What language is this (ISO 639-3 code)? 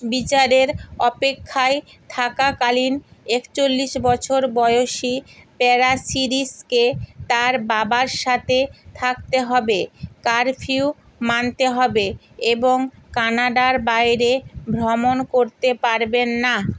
ben